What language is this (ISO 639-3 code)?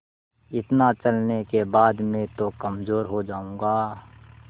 hin